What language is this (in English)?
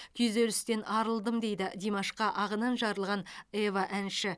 Kazakh